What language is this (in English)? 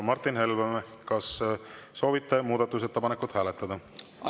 Estonian